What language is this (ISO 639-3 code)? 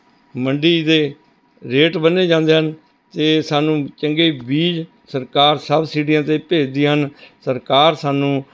pan